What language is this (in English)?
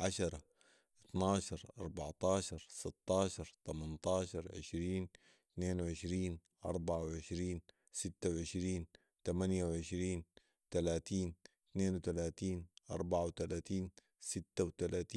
Sudanese Arabic